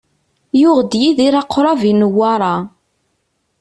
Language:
Kabyle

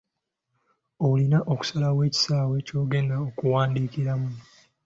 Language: Ganda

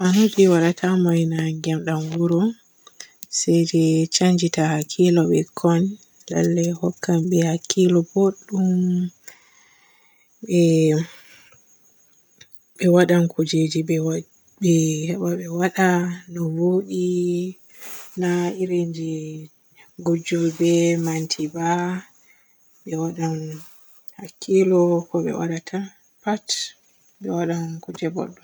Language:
Borgu Fulfulde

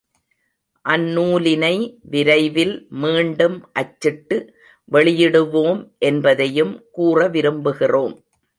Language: Tamil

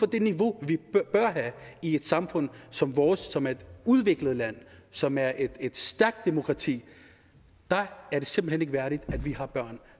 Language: Danish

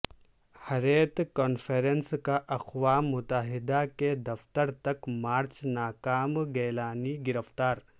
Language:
Urdu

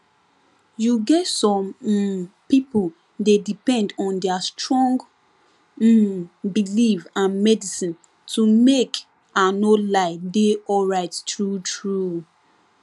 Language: Nigerian Pidgin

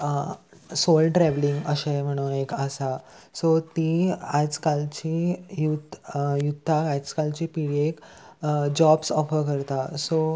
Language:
Konkani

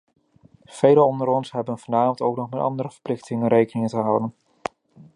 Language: Dutch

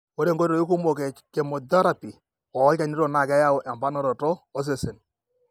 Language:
Masai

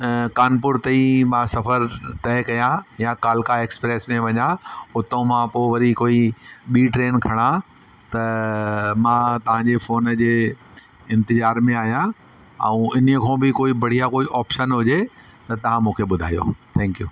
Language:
Sindhi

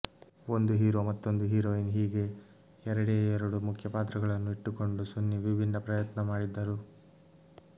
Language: Kannada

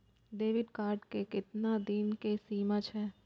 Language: Maithili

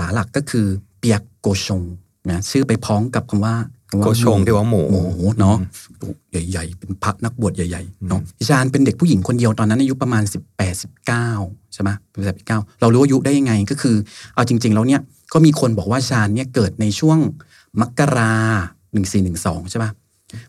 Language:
Thai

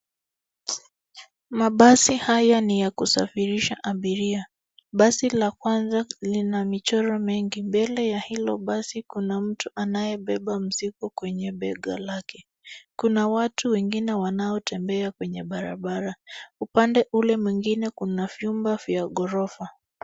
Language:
Swahili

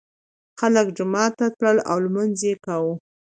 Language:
Pashto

